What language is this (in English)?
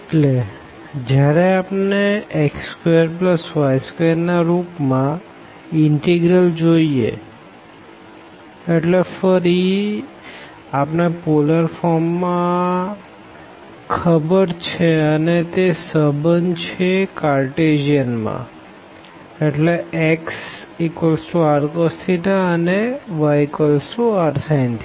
Gujarati